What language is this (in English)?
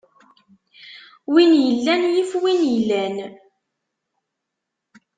Kabyle